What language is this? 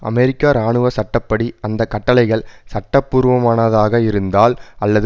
Tamil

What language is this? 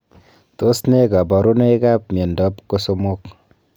Kalenjin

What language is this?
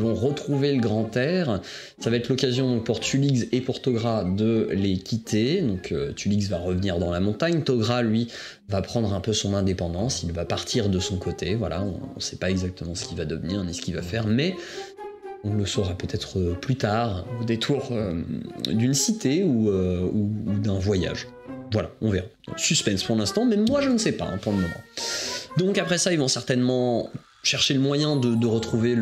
French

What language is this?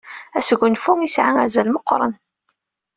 Kabyle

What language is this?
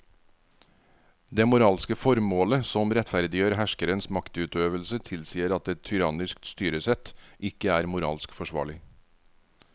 Norwegian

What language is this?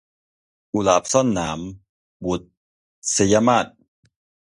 Thai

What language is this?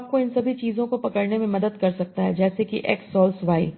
Hindi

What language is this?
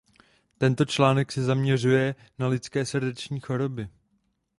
Czech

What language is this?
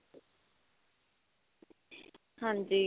Punjabi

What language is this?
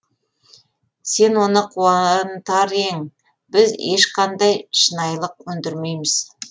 Kazakh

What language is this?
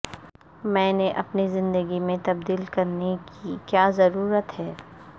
Urdu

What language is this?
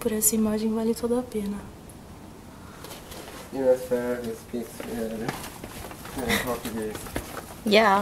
Portuguese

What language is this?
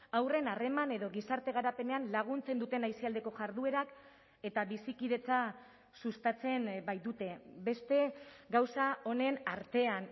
Basque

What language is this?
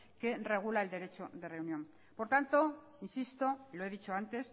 Spanish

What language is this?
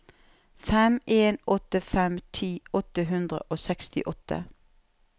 Norwegian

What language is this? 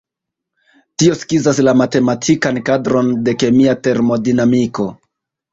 Esperanto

